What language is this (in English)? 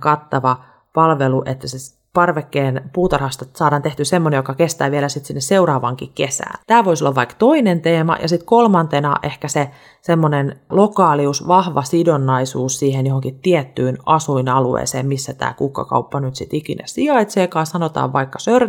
Finnish